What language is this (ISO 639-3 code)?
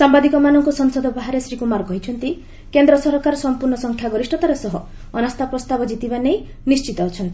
ori